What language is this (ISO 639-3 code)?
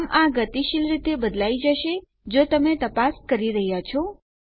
guj